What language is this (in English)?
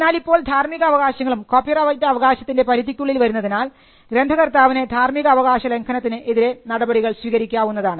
Malayalam